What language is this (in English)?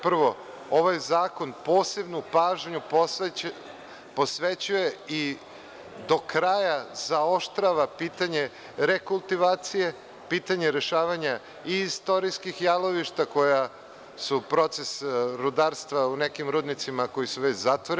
Serbian